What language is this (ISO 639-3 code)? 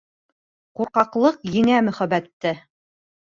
bak